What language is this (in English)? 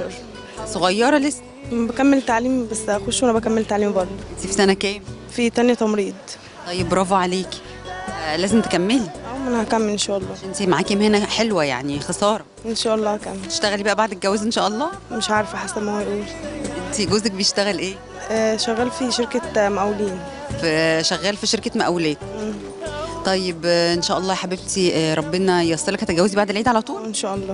Arabic